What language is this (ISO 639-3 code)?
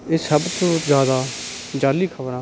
pan